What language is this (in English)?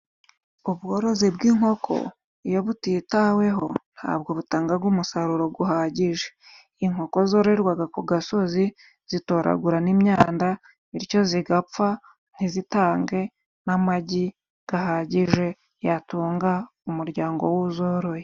Kinyarwanda